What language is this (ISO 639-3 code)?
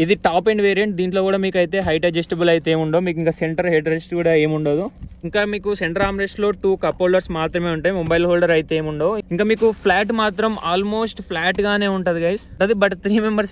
hin